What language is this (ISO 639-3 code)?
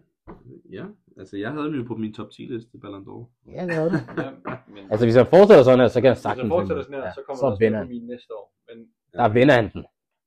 dan